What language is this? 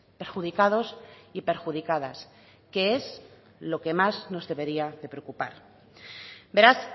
Spanish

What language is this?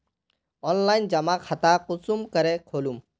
Magahi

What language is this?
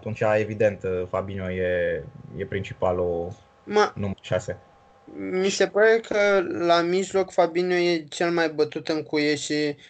Romanian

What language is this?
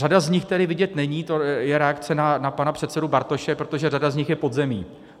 Czech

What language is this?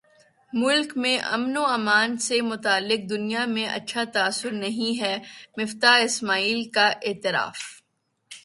Urdu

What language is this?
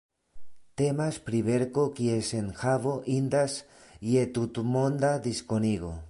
Esperanto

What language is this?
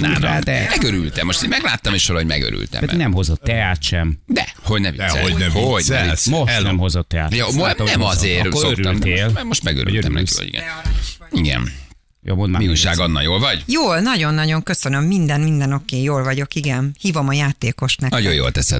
Hungarian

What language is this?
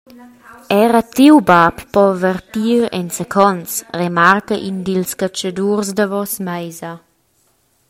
Romansh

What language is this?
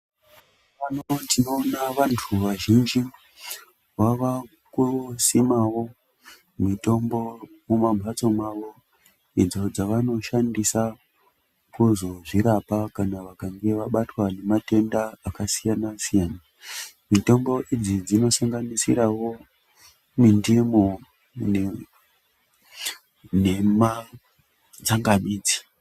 Ndau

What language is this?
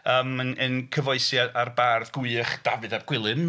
Welsh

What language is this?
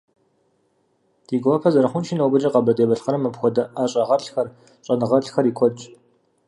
Kabardian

